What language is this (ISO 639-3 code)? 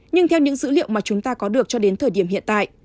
vie